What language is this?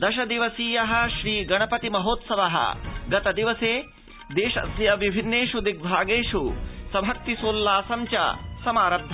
Sanskrit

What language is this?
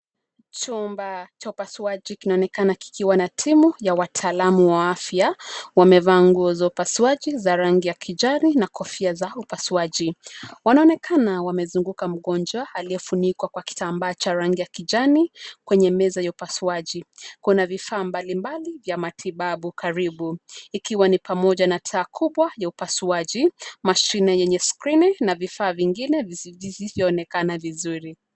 Swahili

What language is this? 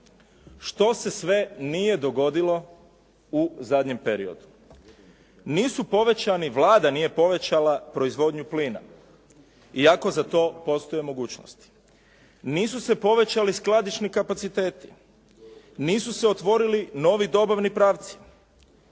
Croatian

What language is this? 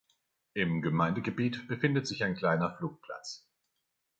German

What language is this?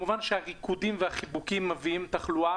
Hebrew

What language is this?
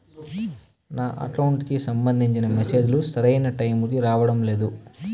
Telugu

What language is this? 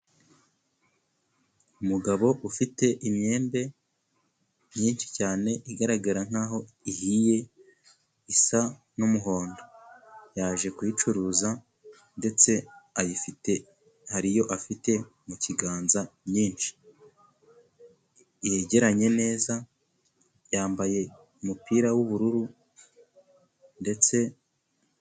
Kinyarwanda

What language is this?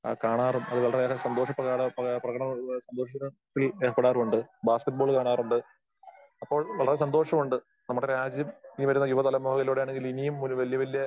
Malayalam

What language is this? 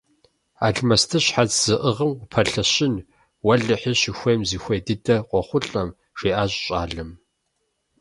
Kabardian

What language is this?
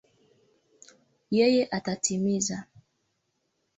Swahili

